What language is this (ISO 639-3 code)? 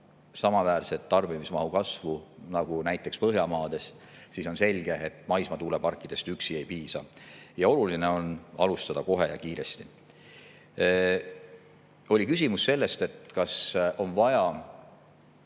est